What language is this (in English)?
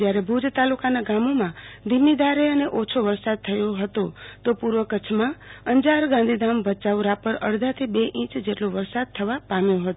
Gujarati